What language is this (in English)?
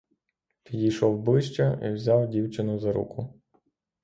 Ukrainian